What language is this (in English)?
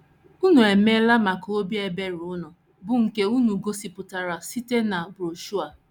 Igbo